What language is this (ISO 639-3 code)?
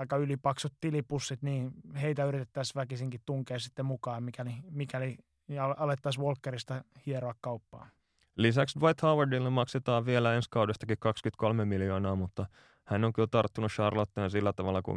fin